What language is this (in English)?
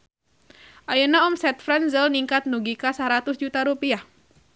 Sundanese